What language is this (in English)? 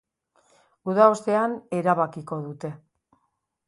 Basque